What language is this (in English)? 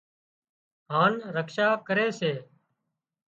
Wadiyara Koli